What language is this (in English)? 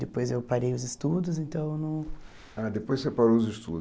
Portuguese